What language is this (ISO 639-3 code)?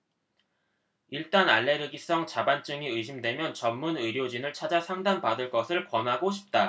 kor